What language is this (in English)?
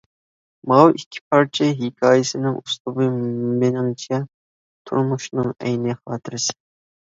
Uyghur